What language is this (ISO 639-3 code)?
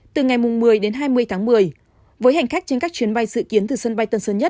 vie